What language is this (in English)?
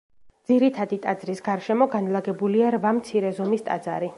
Georgian